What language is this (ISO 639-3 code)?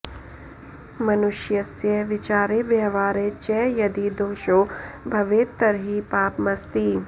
san